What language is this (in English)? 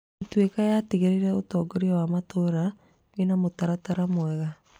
Kikuyu